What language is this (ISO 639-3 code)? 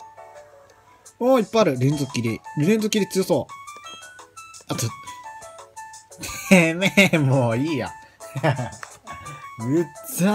jpn